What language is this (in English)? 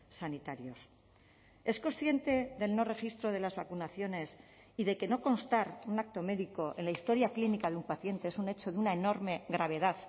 Spanish